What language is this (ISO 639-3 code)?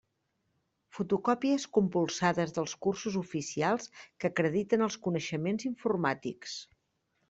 cat